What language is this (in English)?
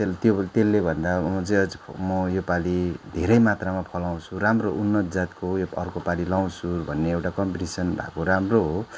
Nepali